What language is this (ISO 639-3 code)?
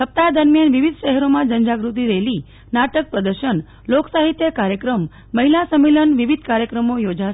guj